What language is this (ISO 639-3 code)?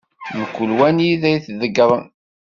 kab